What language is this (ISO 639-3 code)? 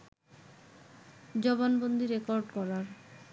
ben